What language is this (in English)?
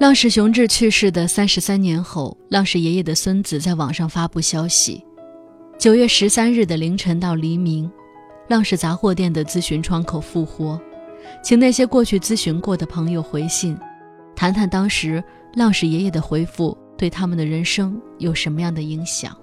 Chinese